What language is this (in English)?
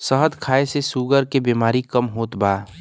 Bhojpuri